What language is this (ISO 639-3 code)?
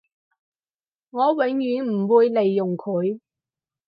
yue